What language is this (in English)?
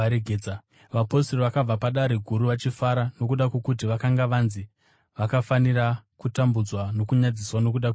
Shona